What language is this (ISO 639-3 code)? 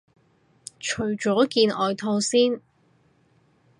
yue